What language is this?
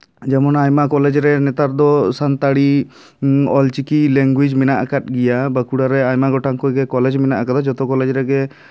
Santali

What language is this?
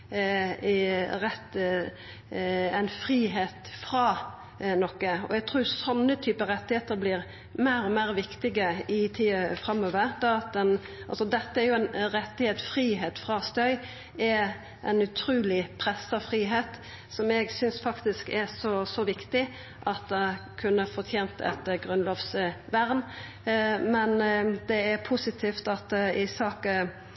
Norwegian Nynorsk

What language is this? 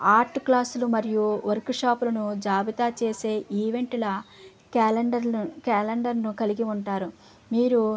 Telugu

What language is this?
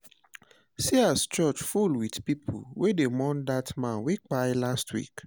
Nigerian Pidgin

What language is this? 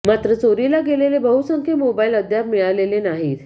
Marathi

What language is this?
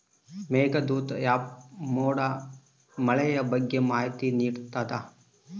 Kannada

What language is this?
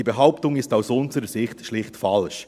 Swiss German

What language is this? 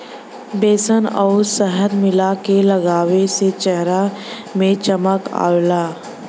Bhojpuri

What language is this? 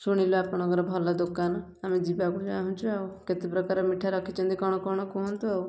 Odia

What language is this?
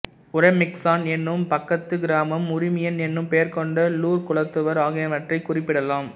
Tamil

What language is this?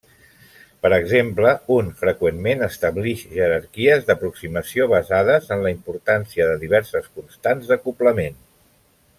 Catalan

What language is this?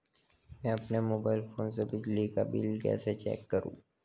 Hindi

